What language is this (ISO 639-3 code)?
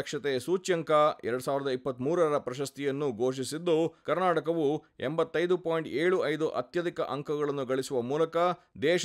kan